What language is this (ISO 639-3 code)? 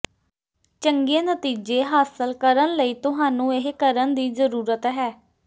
pan